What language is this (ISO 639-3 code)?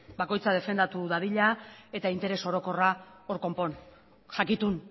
eus